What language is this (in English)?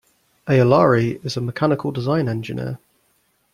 English